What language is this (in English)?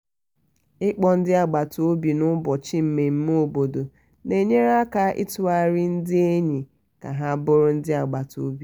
Igbo